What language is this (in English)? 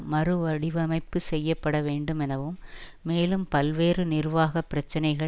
Tamil